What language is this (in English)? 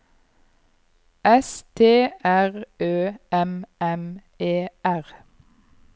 Norwegian